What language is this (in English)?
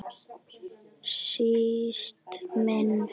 Icelandic